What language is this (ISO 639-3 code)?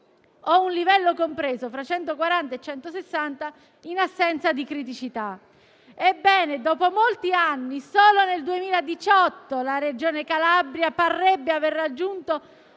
ita